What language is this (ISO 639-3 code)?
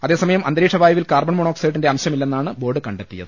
mal